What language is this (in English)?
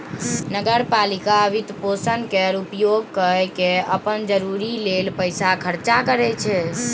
Maithili